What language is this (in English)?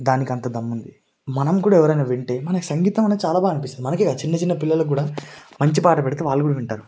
Telugu